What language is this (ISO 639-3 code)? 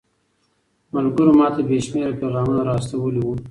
pus